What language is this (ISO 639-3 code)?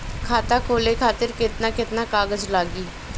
bho